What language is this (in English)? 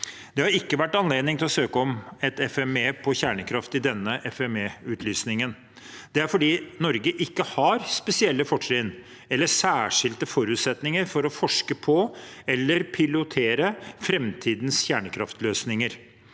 Norwegian